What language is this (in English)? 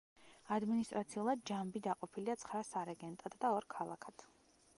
Georgian